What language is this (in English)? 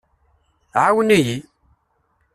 Kabyle